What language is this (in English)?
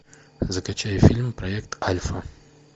Russian